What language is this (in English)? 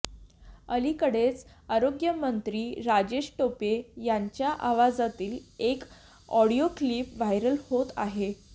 Marathi